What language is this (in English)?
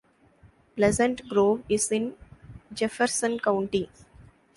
English